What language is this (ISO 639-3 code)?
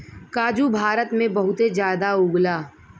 bho